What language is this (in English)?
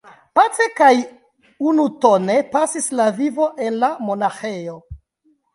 Esperanto